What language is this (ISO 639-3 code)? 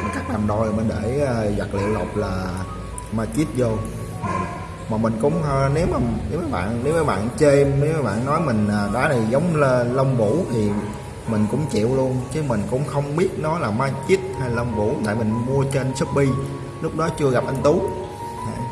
vie